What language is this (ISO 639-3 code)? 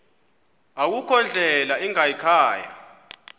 xho